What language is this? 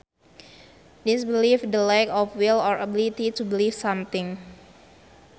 Sundanese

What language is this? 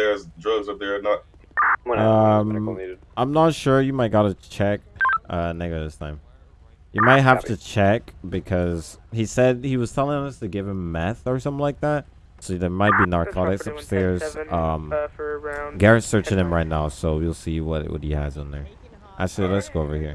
English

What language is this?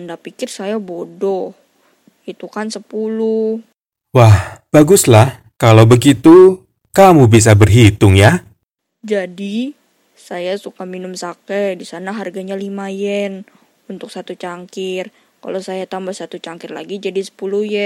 Indonesian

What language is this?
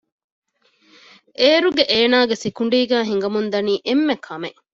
Divehi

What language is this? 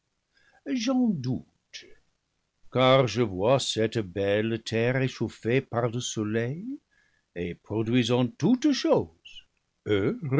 French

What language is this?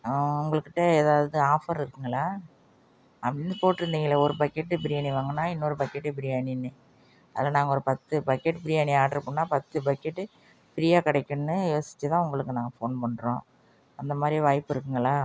Tamil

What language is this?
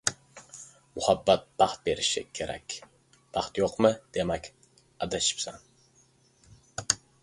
Uzbek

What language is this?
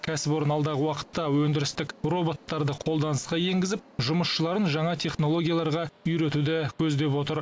Kazakh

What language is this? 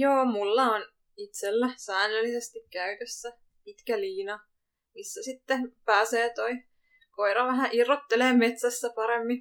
Finnish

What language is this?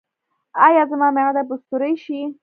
Pashto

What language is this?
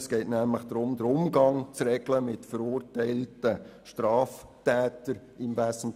Swiss German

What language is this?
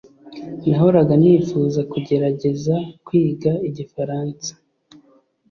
Kinyarwanda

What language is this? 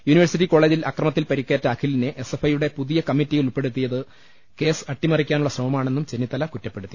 Malayalam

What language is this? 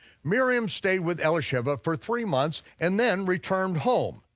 English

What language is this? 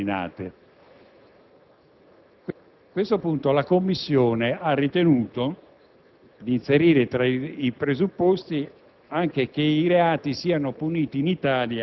Italian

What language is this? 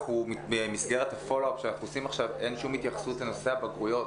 Hebrew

